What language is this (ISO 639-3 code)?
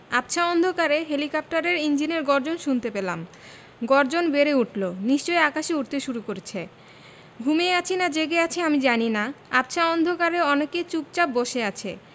ben